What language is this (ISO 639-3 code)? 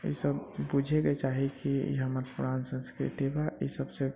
mai